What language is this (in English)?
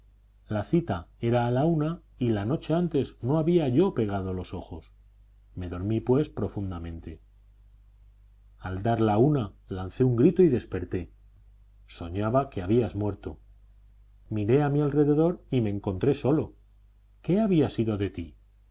Spanish